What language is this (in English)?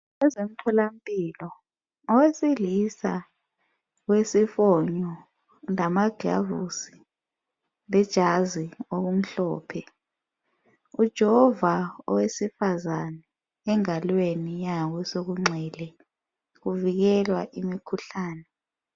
North Ndebele